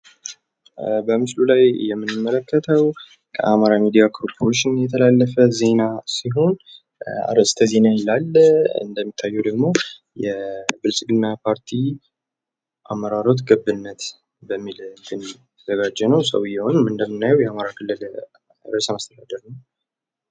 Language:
Amharic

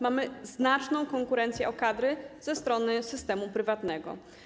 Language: Polish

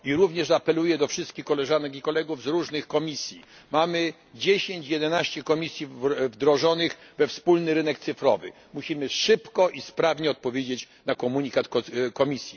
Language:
Polish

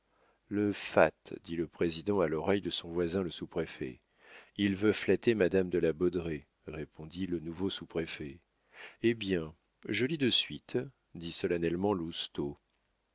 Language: French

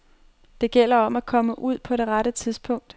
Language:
Danish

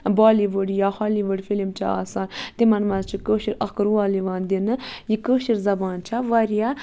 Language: Kashmiri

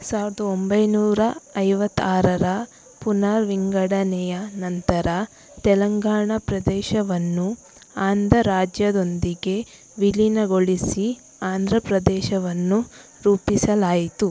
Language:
Kannada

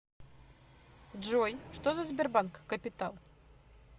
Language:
Russian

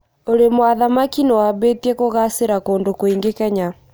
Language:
Kikuyu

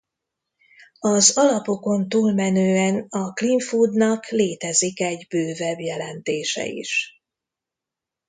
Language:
Hungarian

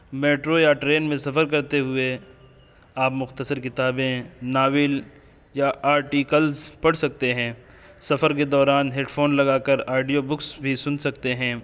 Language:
Urdu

